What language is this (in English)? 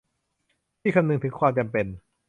Thai